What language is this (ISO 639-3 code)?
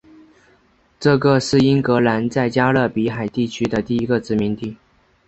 zho